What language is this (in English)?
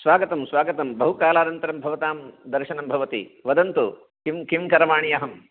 Sanskrit